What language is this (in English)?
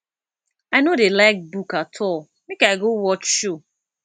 Nigerian Pidgin